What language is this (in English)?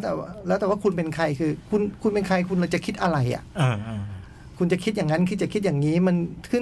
Thai